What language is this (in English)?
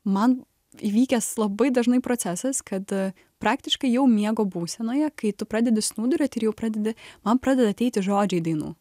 Lithuanian